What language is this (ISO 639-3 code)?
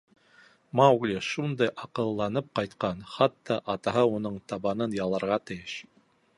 bak